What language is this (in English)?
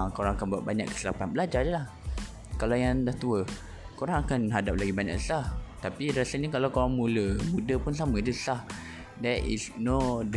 Malay